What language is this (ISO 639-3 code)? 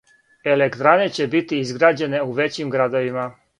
srp